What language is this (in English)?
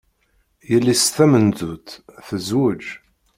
Kabyle